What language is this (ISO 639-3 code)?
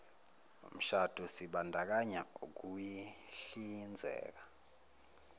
zul